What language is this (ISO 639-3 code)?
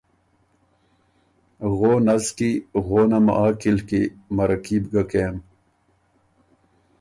oru